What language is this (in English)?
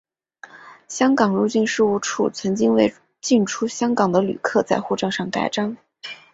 Chinese